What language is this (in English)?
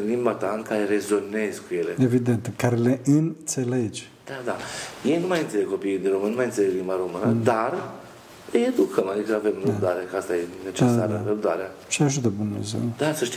Romanian